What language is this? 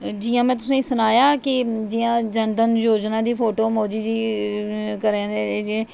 Dogri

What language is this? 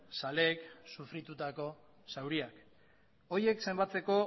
Basque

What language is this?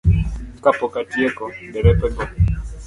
Luo (Kenya and Tanzania)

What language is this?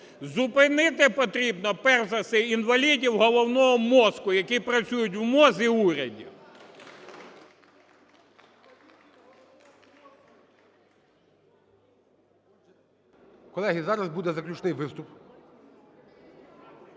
Ukrainian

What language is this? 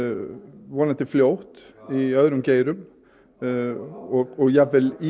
Icelandic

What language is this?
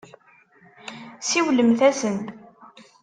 Kabyle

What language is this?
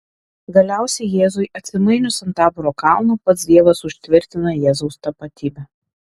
Lithuanian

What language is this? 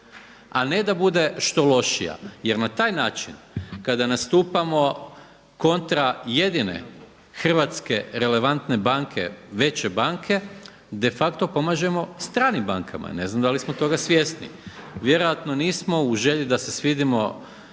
Croatian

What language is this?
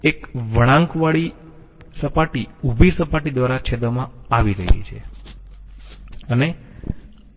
Gujarati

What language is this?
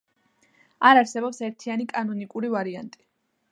Georgian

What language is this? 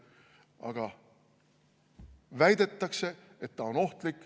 Estonian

